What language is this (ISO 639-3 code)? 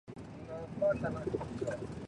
zho